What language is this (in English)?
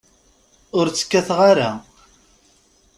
Kabyle